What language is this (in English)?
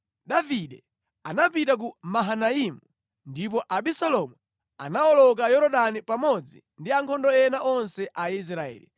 Nyanja